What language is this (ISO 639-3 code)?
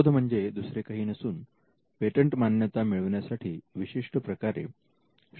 mar